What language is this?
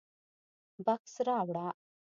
Pashto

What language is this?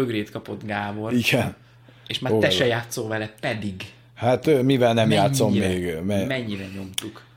Hungarian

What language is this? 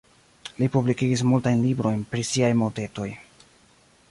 Esperanto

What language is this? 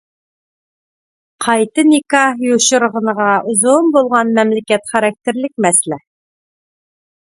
Uyghur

